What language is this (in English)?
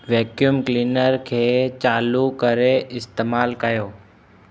Sindhi